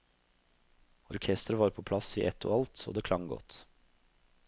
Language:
Norwegian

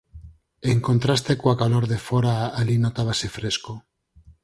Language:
Galician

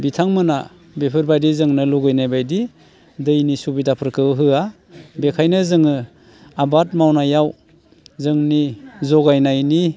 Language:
Bodo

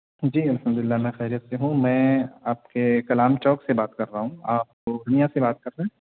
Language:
Urdu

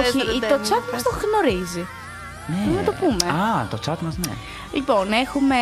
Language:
Greek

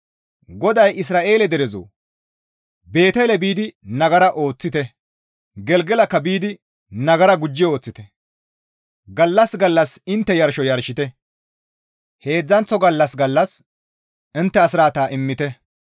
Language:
Gamo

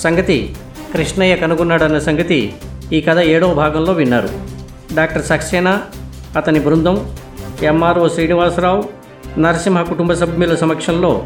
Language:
Telugu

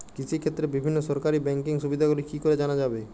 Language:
Bangla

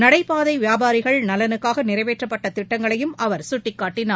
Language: Tamil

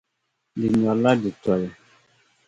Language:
Dagbani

